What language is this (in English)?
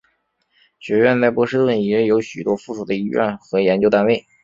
Chinese